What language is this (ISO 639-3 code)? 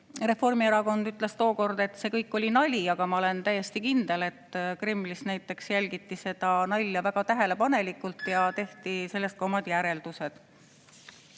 est